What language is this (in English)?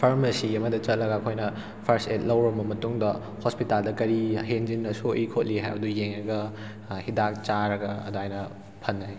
Manipuri